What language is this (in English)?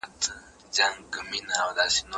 Pashto